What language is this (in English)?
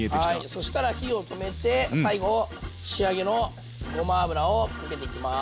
Japanese